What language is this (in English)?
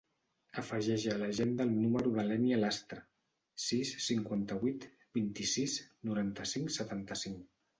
Catalan